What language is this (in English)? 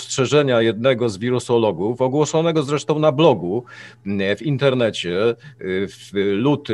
Polish